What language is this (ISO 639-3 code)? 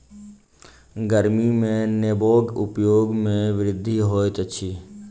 mai